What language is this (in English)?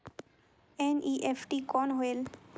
Chhattisgarhi